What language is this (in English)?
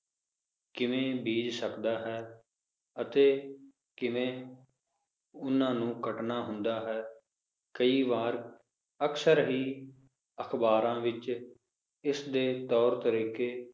Punjabi